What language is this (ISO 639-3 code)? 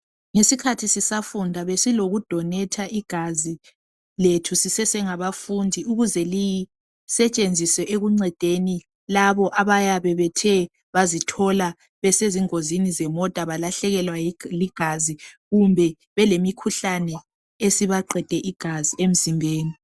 nde